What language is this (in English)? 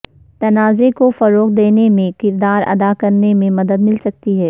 Urdu